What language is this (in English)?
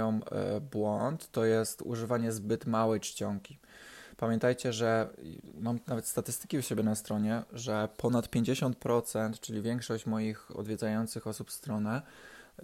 Polish